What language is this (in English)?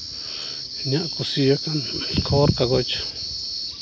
Santali